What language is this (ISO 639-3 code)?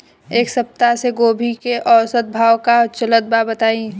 bho